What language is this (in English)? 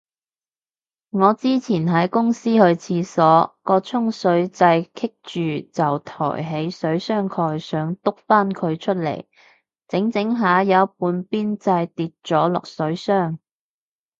Cantonese